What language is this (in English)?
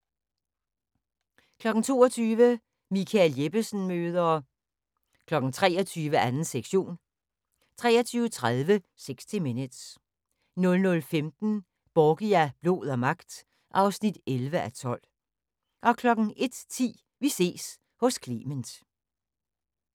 Danish